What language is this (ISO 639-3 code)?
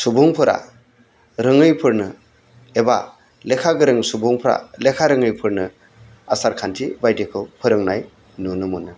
brx